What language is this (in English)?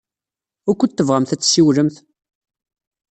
Kabyle